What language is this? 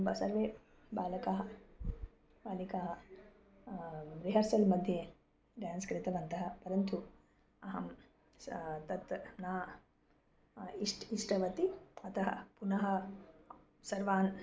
Sanskrit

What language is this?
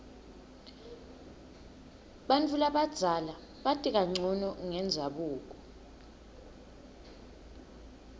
Swati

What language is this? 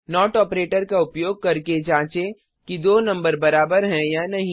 Hindi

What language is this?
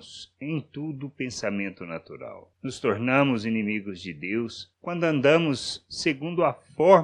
Portuguese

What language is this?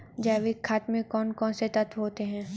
Hindi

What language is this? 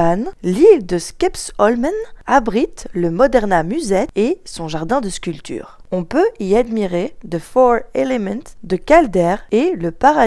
French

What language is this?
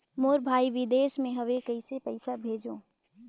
Chhattisgarhi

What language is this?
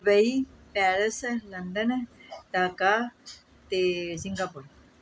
Punjabi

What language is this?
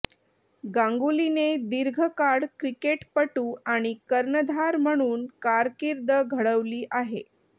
Marathi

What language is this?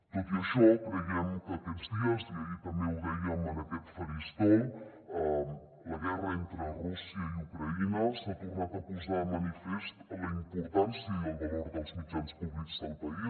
Catalan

